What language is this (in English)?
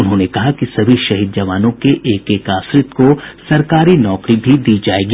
Hindi